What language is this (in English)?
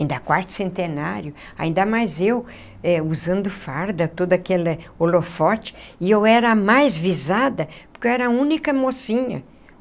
Portuguese